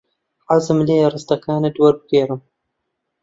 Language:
Central Kurdish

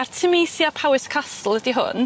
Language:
Welsh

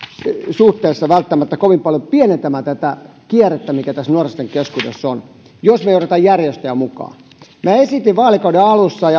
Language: Finnish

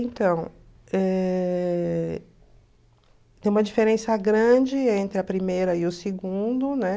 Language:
Portuguese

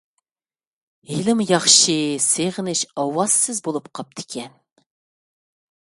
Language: Uyghur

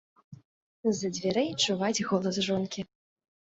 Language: Belarusian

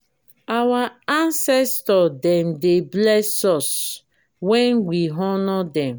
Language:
Nigerian Pidgin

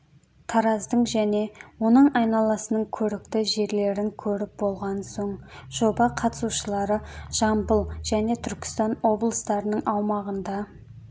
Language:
Kazakh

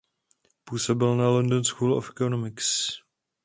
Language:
Czech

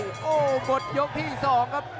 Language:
Thai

